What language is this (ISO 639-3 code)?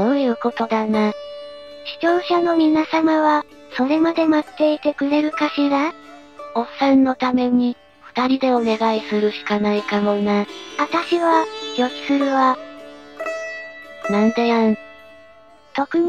jpn